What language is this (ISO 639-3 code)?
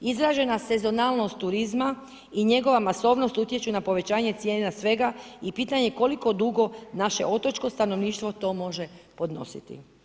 hrv